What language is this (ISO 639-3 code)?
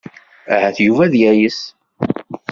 kab